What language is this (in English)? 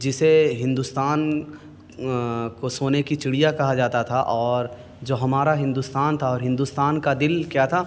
Urdu